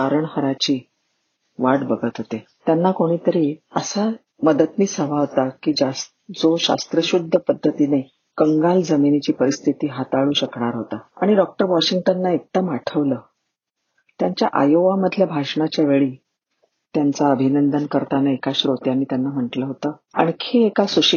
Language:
Marathi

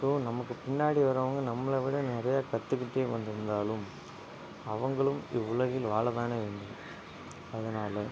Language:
Tamil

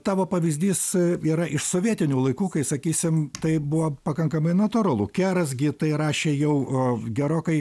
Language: Lithuanian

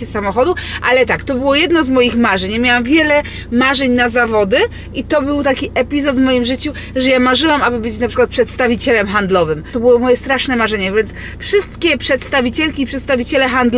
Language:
Polish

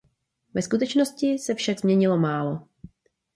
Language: Czech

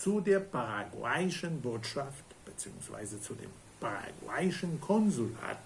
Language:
German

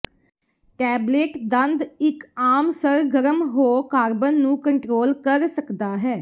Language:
Punjabi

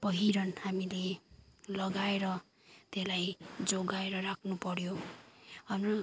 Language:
Nepali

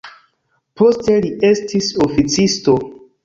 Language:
Esperanto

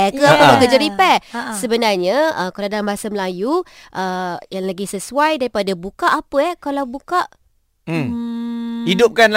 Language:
Malay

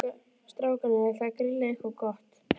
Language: Icelandic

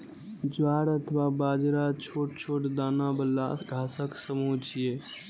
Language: Maithili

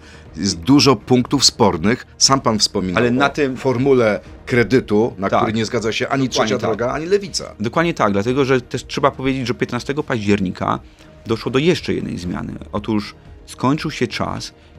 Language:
Polish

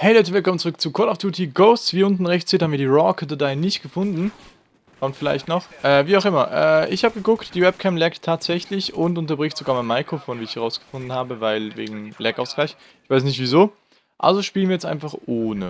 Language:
German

